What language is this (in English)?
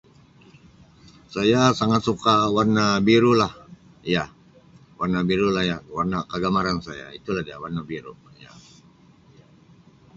Sabah Malay